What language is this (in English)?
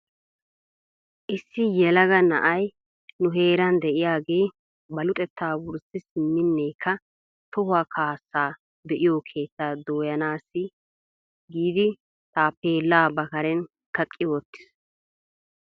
Wolaytta